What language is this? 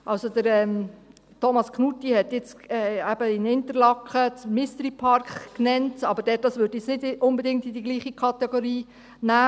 Swiss German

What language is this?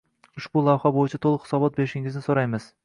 Uzbek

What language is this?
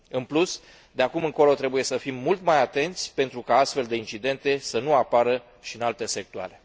Romanian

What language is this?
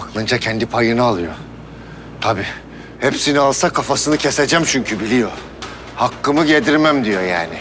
Turkish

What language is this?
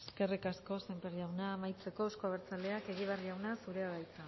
Basque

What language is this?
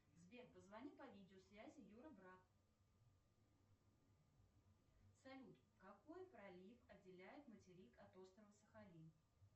Russian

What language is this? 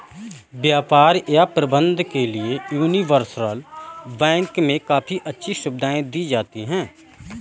Hindi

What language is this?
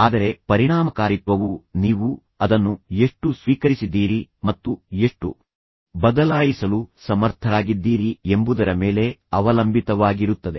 Kannada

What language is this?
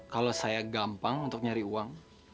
Indonesian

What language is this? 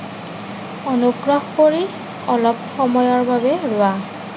Assamese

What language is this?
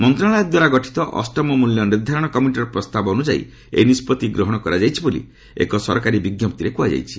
Odia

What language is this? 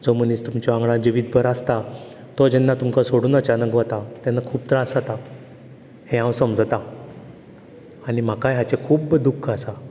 Konkani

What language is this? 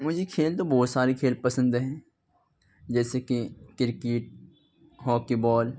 Urdu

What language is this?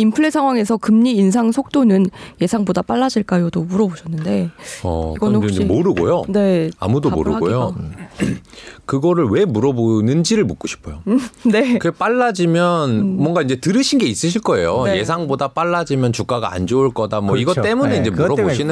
Korean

